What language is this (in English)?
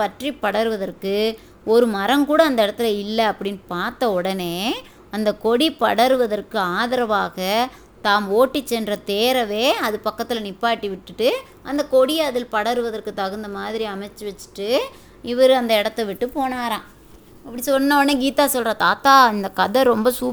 Tamil